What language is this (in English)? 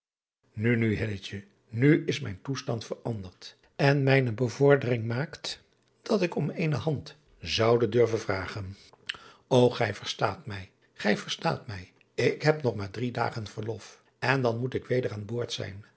Dutch